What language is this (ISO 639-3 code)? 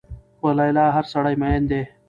pus